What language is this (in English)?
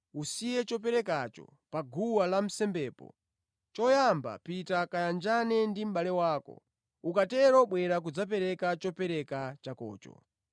Nyanja